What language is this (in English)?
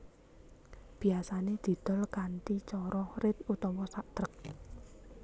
Javanese